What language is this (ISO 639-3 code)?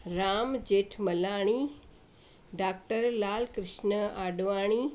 snd